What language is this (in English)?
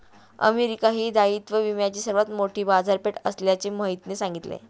Marathi